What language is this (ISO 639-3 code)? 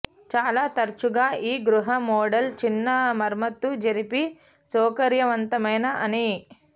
tel